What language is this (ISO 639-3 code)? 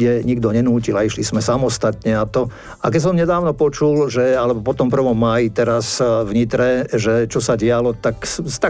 slk